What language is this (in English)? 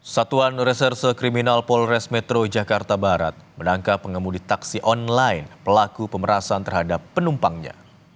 Indonesian